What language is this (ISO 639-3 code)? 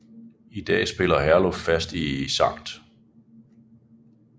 dan